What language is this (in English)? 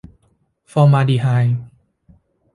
Thai